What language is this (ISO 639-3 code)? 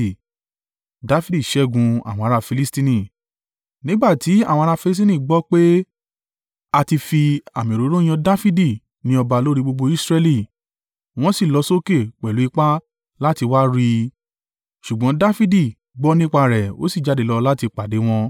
yor